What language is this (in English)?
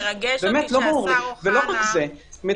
Hebrew